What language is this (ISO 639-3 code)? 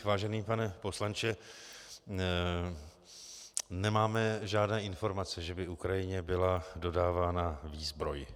ces